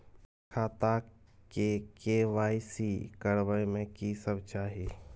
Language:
Maithili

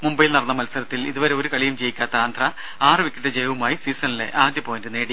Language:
Malayalam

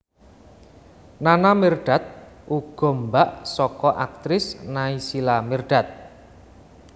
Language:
Javanese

